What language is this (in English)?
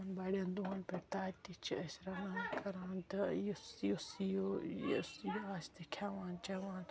Kashmiri